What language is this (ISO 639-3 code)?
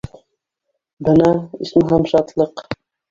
bak